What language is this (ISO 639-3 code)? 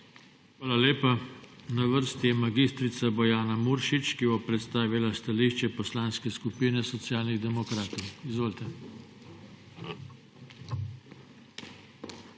slv